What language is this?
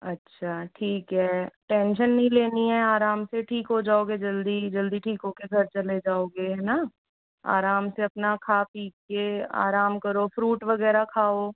Hindi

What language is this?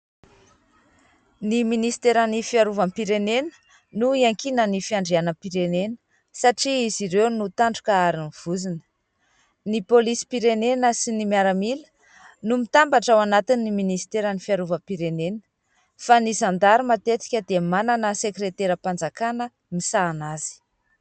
Malagasy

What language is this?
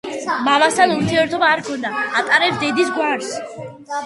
Georgian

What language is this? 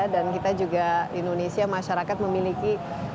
Indonesian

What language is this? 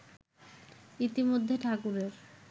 Bangla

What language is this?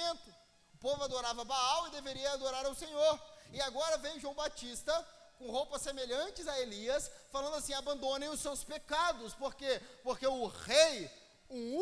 Portuguese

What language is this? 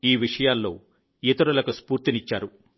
Telugu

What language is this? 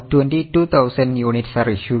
Malayalam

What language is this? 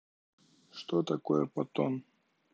Russian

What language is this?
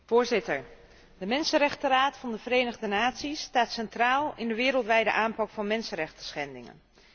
Dutch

